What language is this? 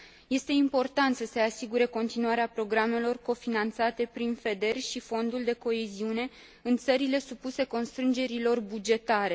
Romanian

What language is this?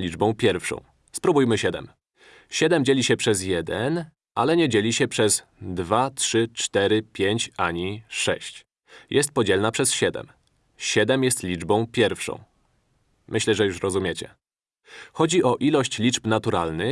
Polish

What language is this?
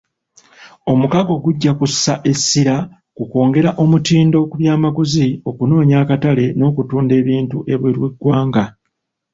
Ganda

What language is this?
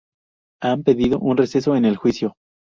Spanish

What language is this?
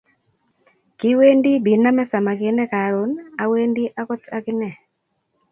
Kalenjin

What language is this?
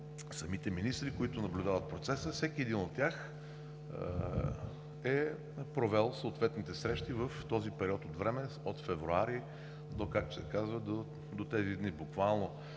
Bulgarian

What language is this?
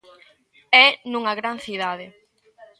Galician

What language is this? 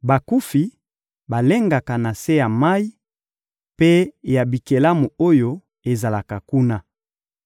Lingala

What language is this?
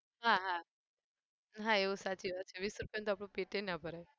Gujarati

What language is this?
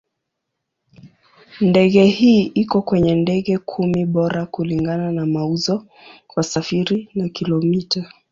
Swahili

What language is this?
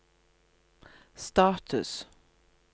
Norwegian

